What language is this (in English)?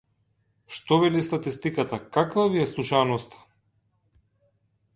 Macedonian